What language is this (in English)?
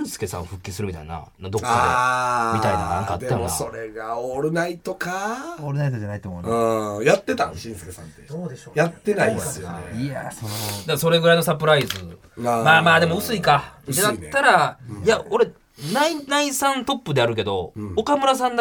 Japanese